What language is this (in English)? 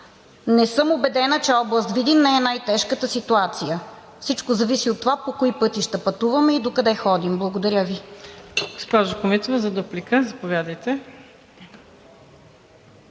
Bulgarian